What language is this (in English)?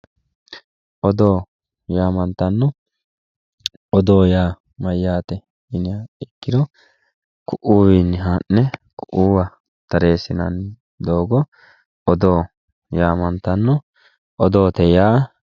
Sidamo